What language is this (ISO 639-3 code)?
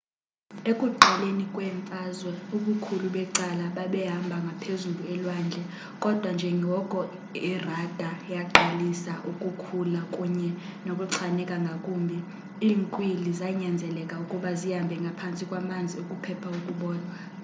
xho